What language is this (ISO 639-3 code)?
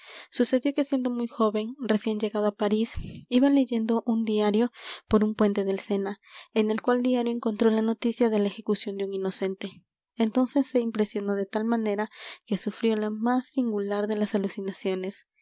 spa